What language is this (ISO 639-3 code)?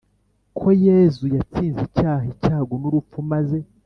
kin